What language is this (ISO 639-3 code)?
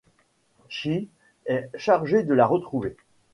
fra